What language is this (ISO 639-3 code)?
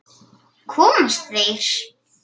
isl